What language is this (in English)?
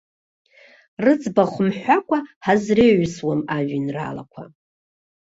Abkhazian